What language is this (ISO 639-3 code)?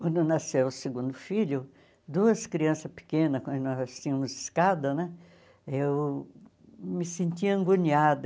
por